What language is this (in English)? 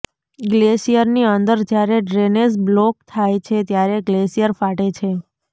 Gujarati